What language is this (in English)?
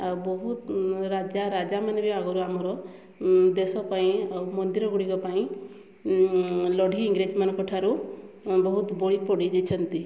Odia